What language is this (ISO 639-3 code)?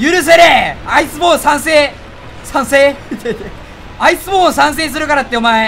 jpn